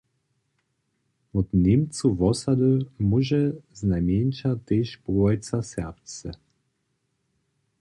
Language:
Upper Sorbian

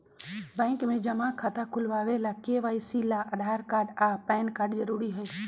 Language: Magahi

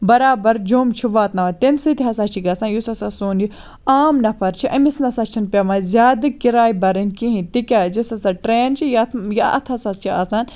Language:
Kashmiri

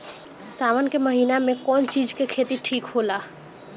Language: Bhojpuri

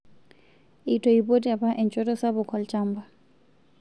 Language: Masai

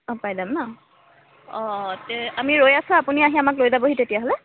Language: Assamese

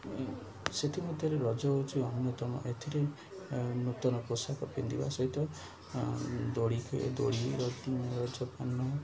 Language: Odia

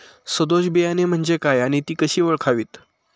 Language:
Marathi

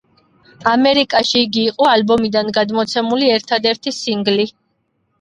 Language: Georgian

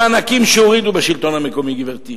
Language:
Hebrew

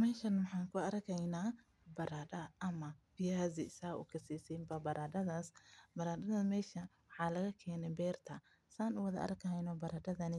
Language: Somali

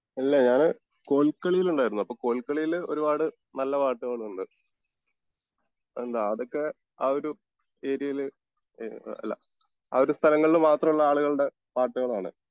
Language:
Malayalam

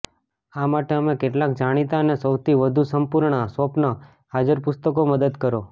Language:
Gujarati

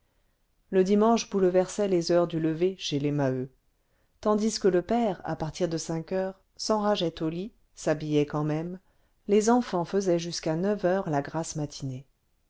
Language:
French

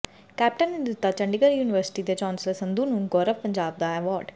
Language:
Punjabi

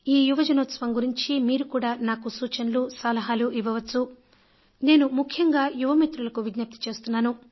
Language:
Telugu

